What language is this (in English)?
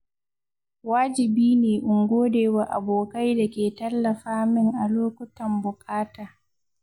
Hausa